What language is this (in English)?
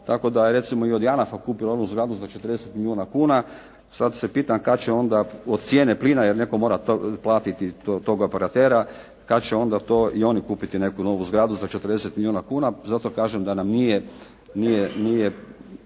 Croatian